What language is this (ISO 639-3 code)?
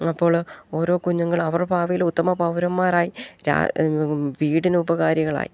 mal